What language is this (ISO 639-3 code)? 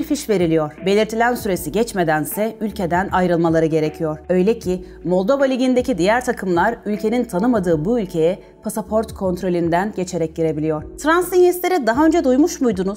tur